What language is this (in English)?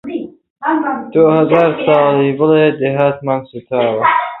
Central Kurdish